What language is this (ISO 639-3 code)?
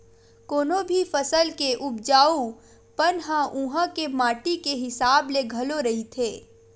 hne